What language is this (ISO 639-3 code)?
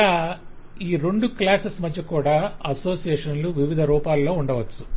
tel